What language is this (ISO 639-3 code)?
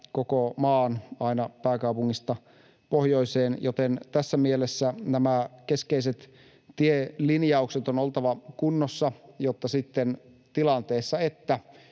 fin